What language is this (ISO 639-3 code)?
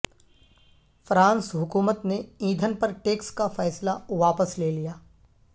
urd